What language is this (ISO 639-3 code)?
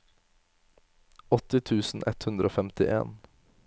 nor